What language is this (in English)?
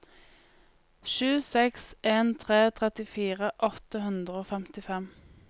Norwegian